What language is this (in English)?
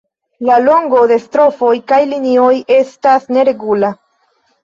Esperanto